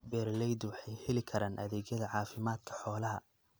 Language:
Somali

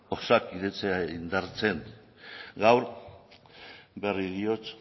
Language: Basque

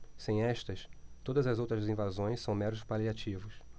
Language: Portuguese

